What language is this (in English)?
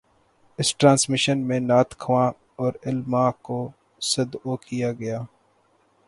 Urdu